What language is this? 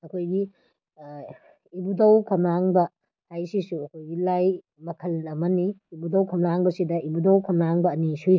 Manipuri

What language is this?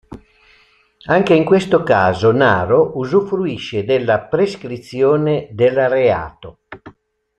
Italian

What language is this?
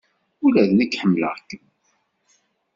Kabyle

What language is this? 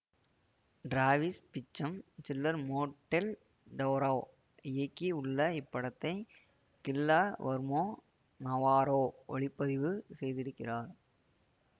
Tamil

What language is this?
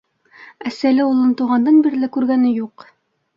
Bashkir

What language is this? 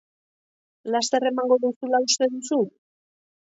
Basque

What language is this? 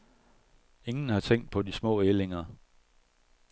Danish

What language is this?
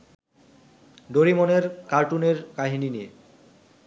Bangla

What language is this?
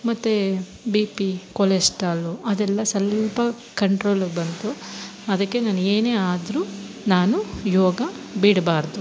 Kannada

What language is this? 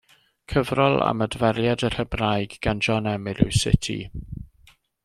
Welsh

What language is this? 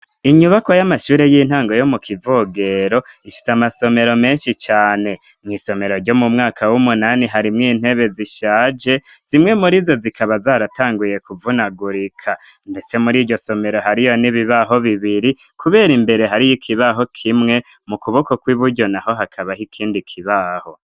Rundi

